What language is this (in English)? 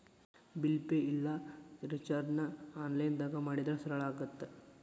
Kannada